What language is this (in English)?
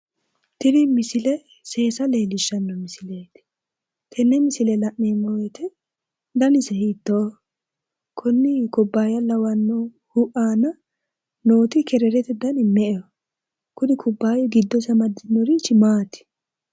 Sidamo